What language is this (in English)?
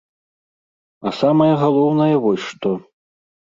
Belarusian